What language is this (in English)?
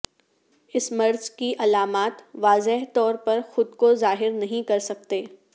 Urdu